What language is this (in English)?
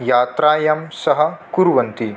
Sanskrit